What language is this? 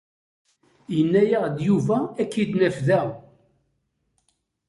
Kabyle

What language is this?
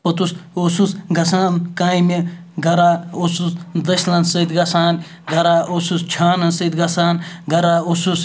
Kashmiri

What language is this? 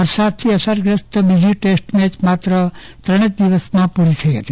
Gujarati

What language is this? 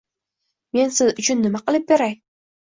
Uzbek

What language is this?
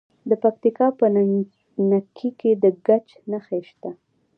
Pashto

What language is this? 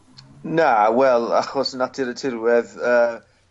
Welsh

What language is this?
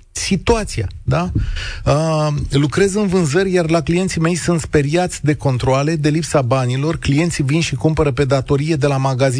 Romanian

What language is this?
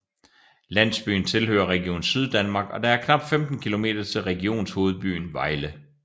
Danish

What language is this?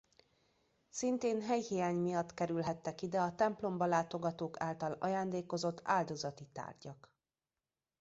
Hungarian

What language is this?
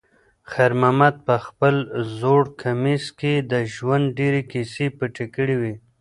Pashto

